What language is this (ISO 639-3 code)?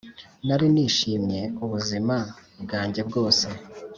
kin